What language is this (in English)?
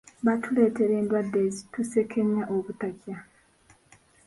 Ganda